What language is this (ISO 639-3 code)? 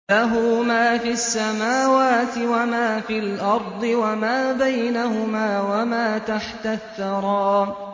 ara